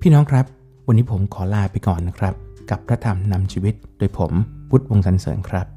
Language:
Thai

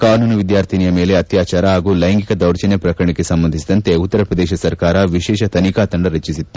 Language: Kannada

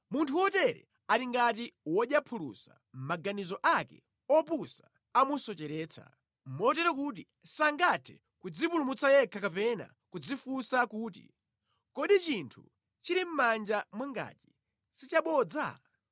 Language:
Nyanja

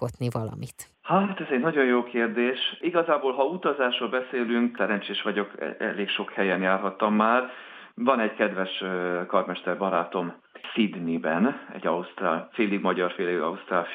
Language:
Hungarian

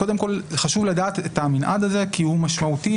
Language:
Hebrew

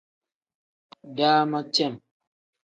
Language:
Tem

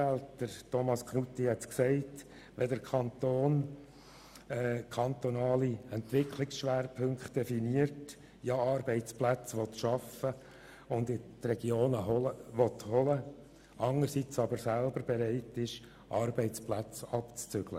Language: Swiss German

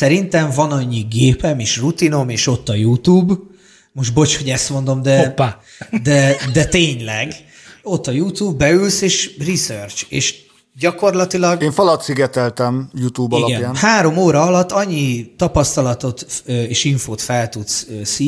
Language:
Hungarian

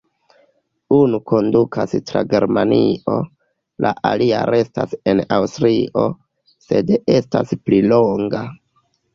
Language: Esperanto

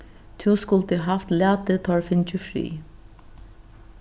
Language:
Faroese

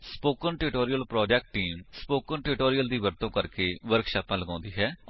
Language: Punjabi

